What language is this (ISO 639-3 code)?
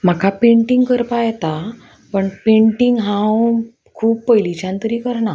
kok